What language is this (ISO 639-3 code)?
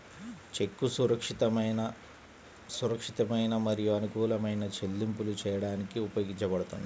tel